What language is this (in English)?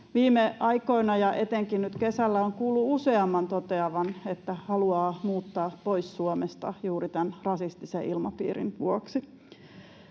Finnish